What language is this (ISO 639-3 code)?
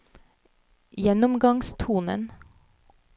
nor